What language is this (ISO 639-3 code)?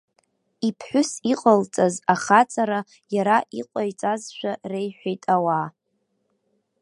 abk